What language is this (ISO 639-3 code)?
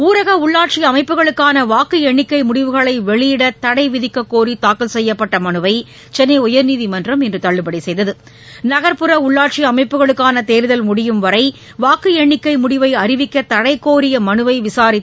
tam